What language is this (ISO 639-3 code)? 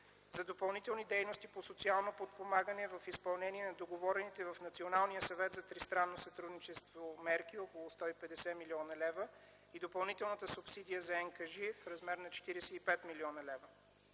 bul